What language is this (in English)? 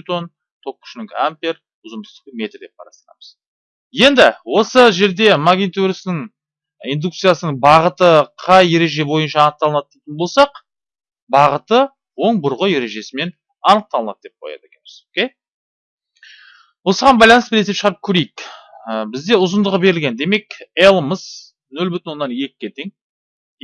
Turkish